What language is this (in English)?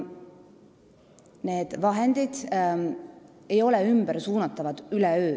Estonian